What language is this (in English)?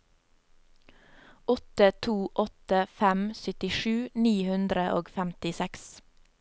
Norwegian